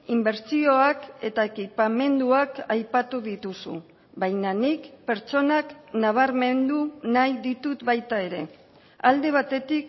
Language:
Basque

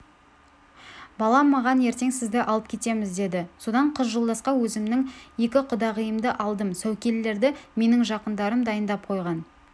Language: Kazakh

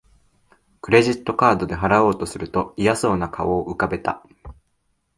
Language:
Japanese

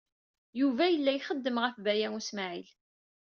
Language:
Kabyle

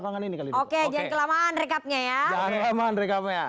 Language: Indonesian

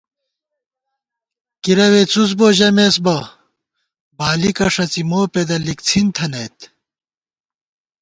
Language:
Gawar-Bati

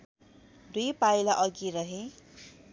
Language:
Nepali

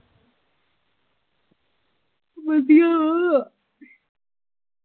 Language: Punjabi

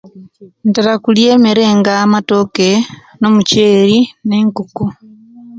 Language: Kenyi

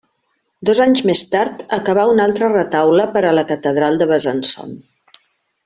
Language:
Catalan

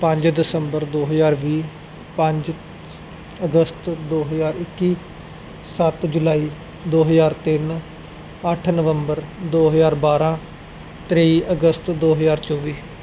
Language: Punjabi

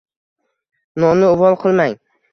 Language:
Uzbek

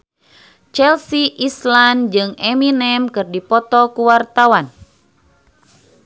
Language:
Sundanese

